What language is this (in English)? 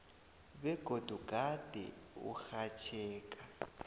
South Ndebele